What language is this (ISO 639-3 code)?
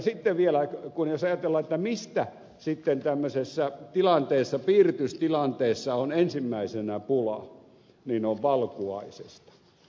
fin